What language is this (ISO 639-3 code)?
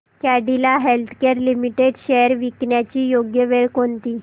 mar